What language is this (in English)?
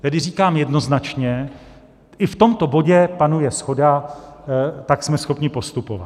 Czech